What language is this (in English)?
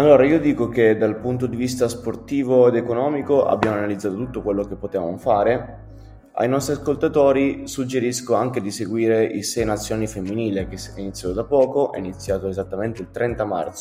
Italian